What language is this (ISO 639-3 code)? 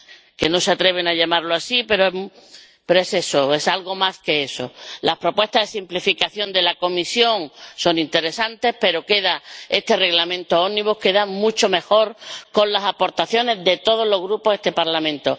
spa